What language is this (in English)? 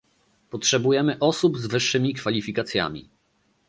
Polish